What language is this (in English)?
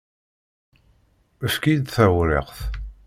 Kabyle